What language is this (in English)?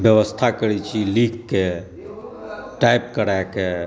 Maithili